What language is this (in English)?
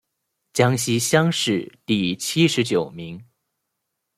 Chinese